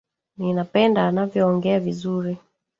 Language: Swahili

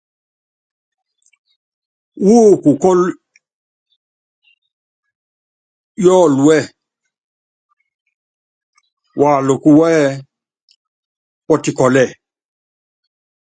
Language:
Yangben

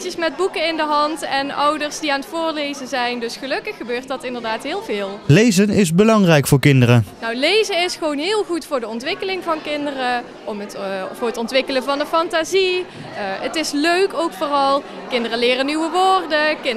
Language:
Dutch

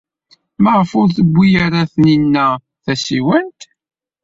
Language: Kabyle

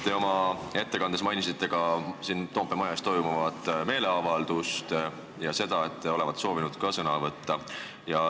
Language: Estonian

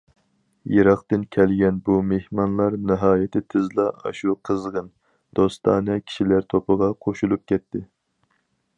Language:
Uyghur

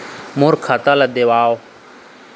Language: Chhattisgarhi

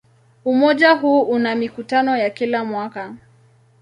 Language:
Swahili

